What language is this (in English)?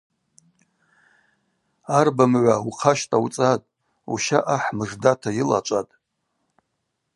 Abaza